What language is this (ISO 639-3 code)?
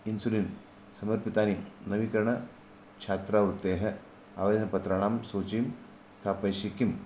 san